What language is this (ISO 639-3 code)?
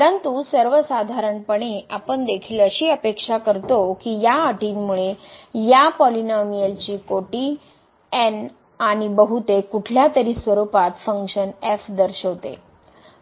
mar